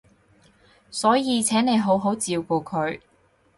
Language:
Cantonese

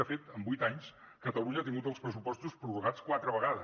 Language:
Catalan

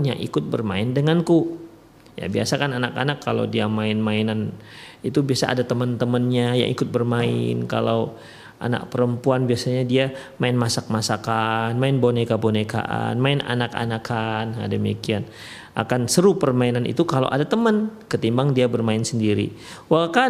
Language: Indonesian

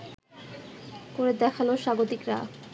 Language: Bangla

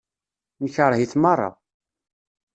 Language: Kabyle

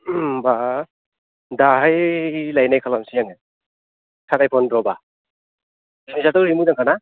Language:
Bodo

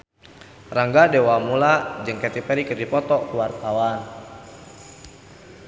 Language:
Sundanese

